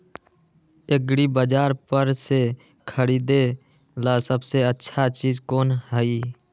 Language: Magahi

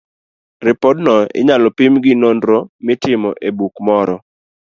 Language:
Luo (Kenya and Tanzania)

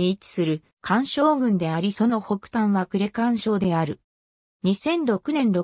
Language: Japanese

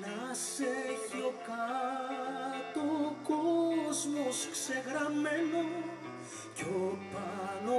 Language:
Greek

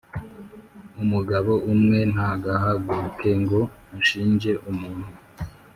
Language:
Kinyarwanda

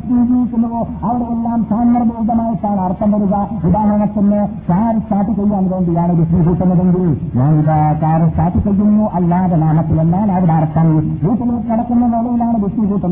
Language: Malayalam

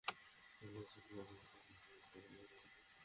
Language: Bangla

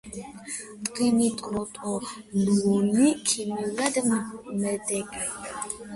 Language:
Georgian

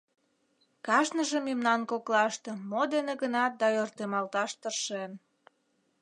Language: Mari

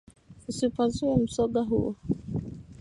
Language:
Swahili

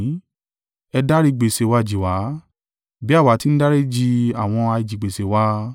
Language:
Yoruba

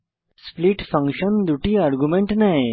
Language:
Bangla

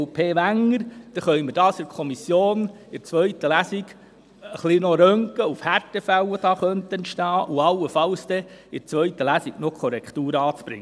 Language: Swiss German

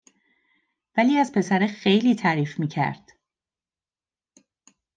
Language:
Persian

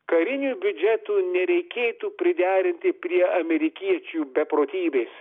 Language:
Lithuanian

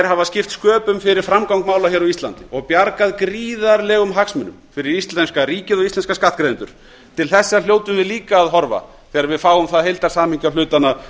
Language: Icelandic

